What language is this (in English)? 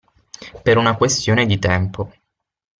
Italian